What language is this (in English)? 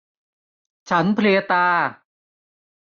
Thai